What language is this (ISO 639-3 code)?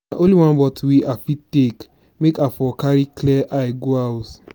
pcm